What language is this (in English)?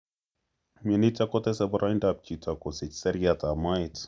Kalenjin